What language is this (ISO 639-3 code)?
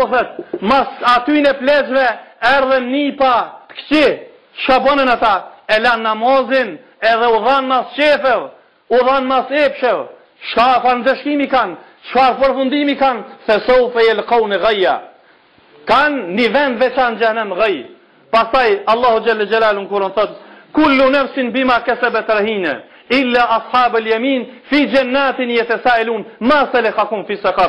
ron